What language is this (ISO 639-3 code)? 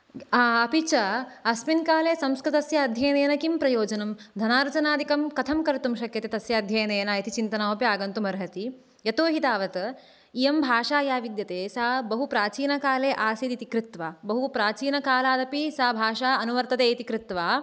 san